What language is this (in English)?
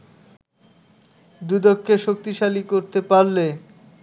Bangla